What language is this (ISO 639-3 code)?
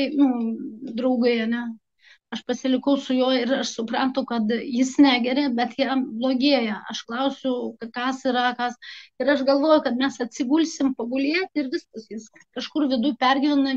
lit